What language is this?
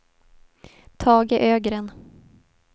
Swedish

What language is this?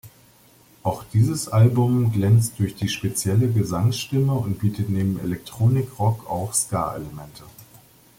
German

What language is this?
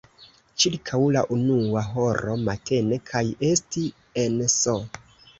Esperanto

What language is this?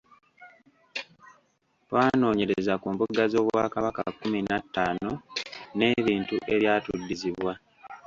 Ganda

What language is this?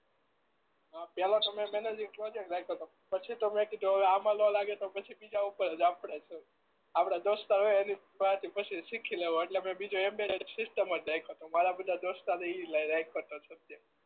Gujarati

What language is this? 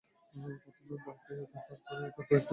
Bangla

